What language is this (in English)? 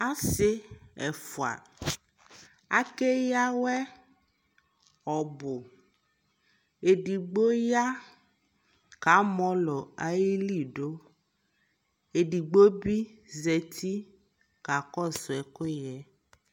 Ikposo